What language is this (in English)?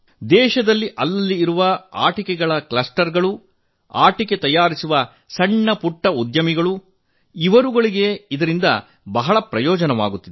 Kannada